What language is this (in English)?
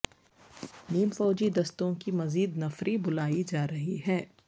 Urdu